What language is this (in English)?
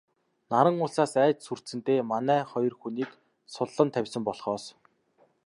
Mongolian